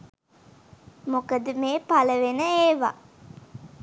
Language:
Sinhala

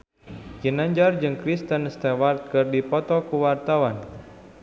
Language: Sundanese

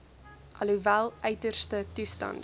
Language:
Afrikaans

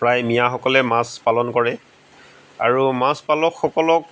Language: Assamese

